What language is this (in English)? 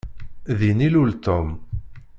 Kabyle